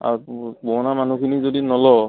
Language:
Assamese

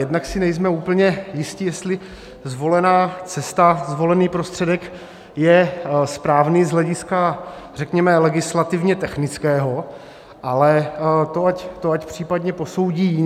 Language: Czech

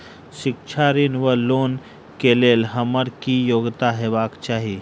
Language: Maithili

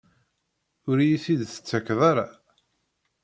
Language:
Kabyle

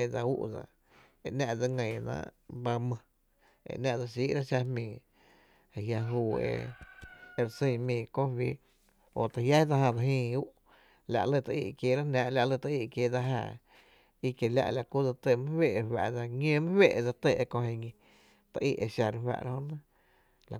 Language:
Tepinapa Chinantec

